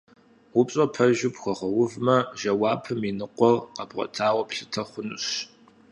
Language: Kabardian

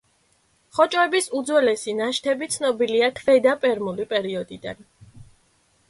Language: Georgian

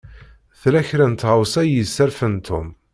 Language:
Kabyle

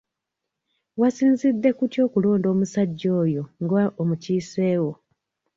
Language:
Ganda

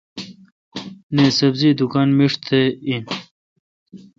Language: Kalkoti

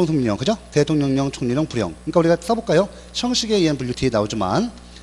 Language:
Korean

